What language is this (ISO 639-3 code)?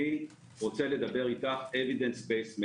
heb